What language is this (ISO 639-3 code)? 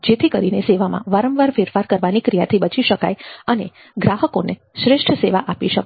guj